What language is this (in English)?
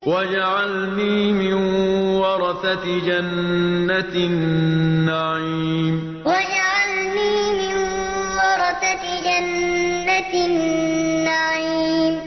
Arabic